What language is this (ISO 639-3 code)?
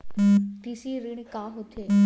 hne